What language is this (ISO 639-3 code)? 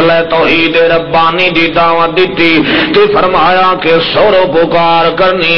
ara